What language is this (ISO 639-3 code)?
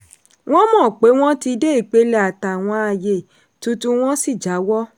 yor